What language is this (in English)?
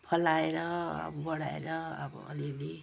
Nepali